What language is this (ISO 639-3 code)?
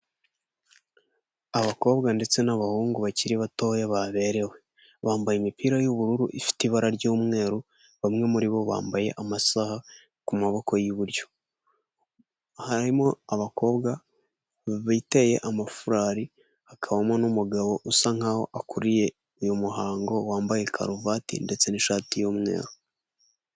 kin